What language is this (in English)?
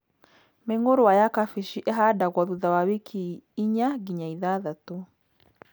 Kikuyu